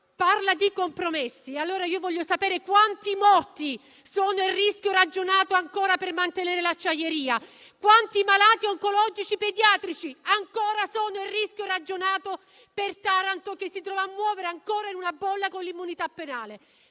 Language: Italian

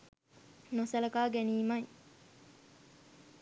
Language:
Sinhala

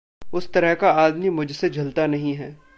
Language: Hindi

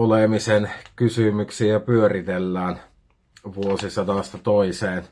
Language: Finnish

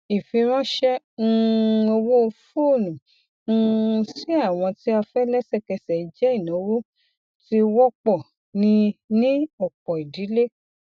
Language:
Yoruba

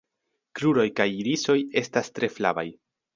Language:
Esperanto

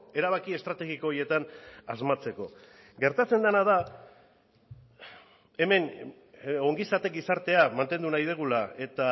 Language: Basque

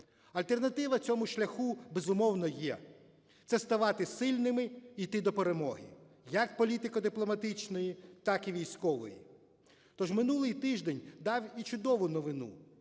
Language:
Ukrainian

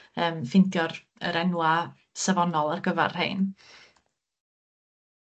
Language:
Welsh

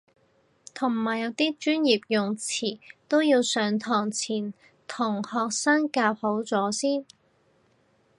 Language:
Cantonese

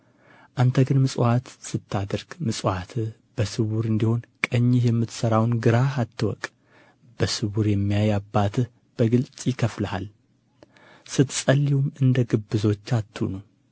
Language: Amharic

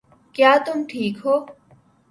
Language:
Urdu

